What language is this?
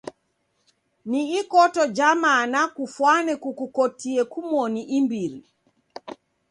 Taita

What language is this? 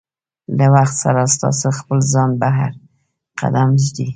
Pashto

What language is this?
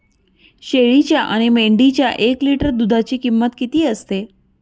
Marathi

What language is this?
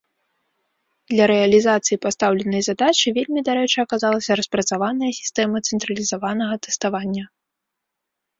Belarusian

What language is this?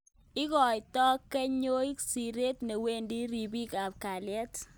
Kalenjin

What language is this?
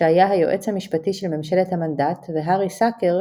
Hebrew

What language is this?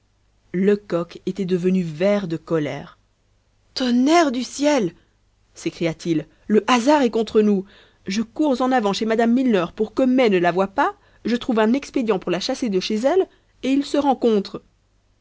French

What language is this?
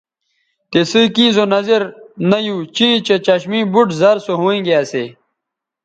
Bateri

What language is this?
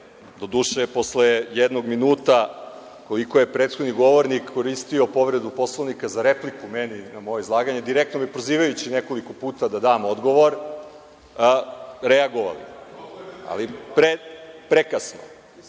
Serbian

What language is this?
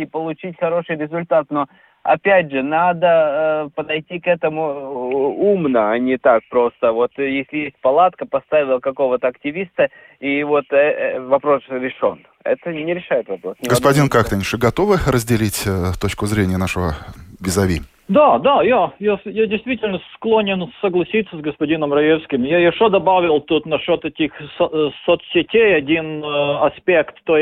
Russian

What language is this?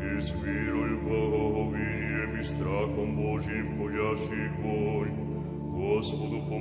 Slovak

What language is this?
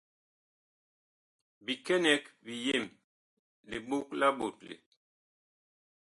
Bakoko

